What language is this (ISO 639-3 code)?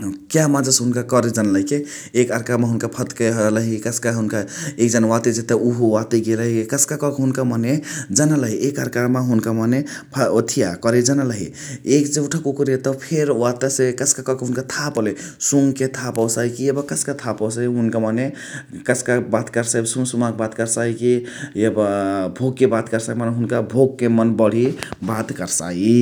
the